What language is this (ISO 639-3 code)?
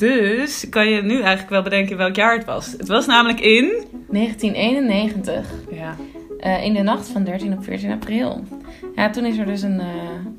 nld